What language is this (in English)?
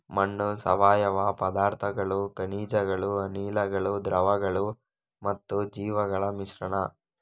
Kannada